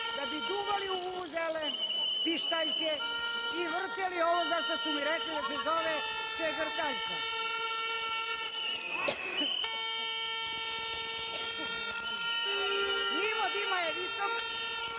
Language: Serbian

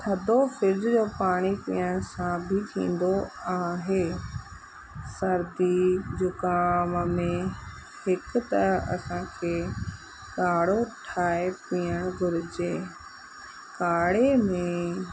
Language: Sindhi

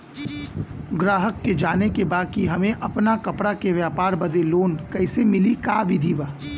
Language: Bhojpuri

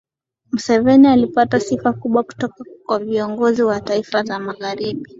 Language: Swahili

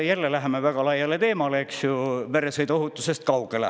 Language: Estonian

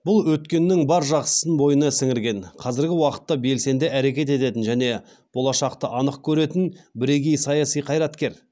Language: Kazakh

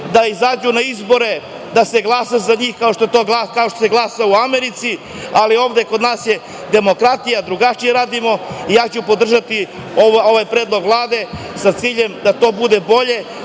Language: Serbian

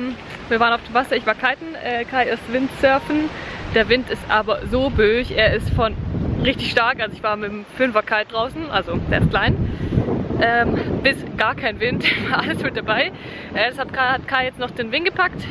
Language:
German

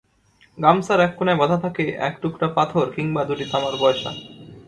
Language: Bangla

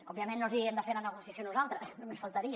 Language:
Catalan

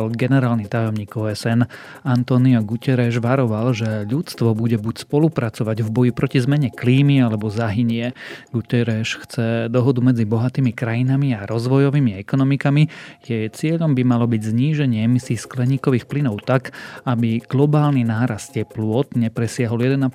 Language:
Slovak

